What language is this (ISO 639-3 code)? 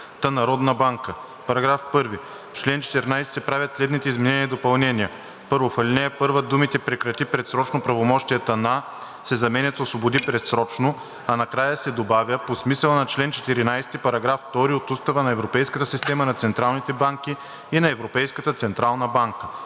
bul